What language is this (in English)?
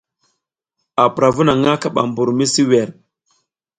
South Giziga